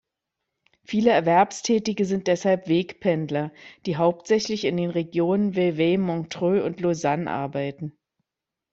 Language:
German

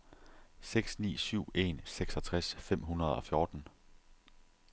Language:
Danish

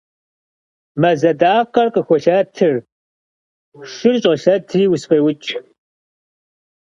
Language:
Kabardian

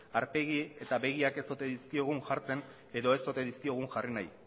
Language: Basque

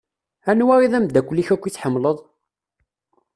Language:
Kabyle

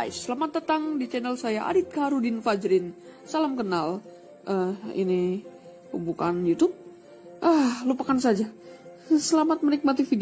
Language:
Indonesian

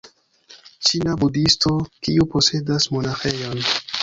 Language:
Esperanto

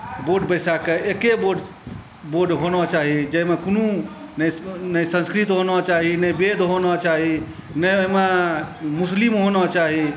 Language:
Maithili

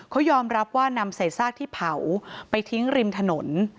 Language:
Thai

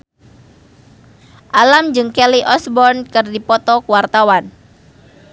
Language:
Sundanese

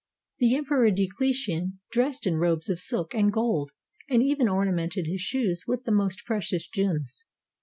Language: English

